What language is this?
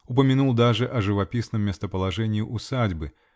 Russian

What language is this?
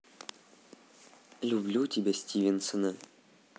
Russian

